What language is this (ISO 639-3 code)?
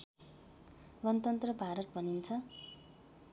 nep